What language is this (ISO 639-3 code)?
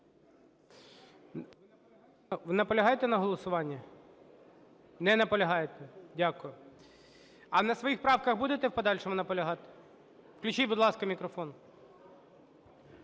ukr